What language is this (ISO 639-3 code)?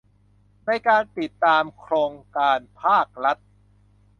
tha